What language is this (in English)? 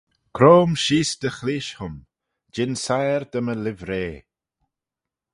Manx